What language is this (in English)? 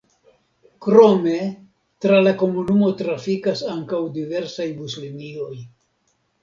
Esperanto